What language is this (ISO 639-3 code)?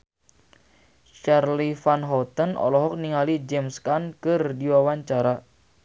sun